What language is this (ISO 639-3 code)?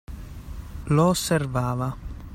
ita